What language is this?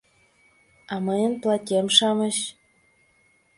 Mari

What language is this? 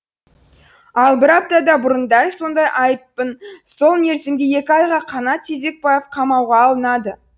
Kazakh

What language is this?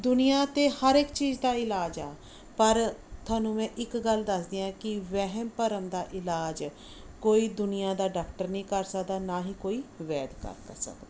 Punjabi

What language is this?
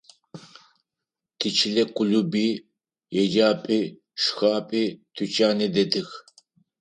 Adyghe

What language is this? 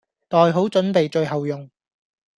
Cantonese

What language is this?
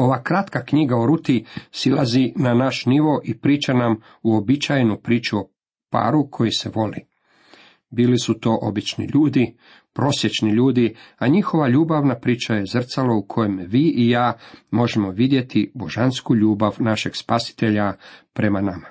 Croatian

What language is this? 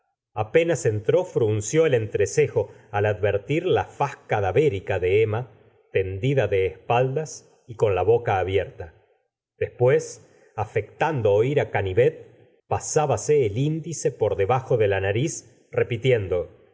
Spanish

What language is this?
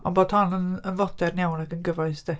Welsh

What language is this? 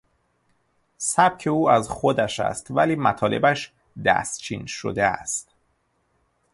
Persian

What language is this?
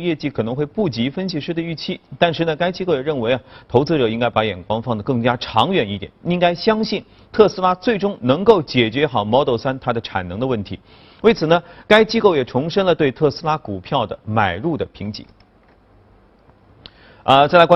Chinese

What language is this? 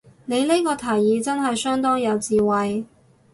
Cantonese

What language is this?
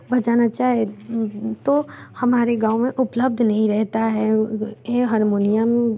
Hindi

